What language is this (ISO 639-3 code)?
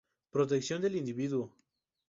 spa